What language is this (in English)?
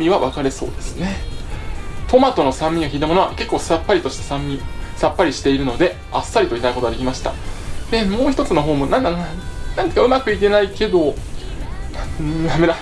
Japanese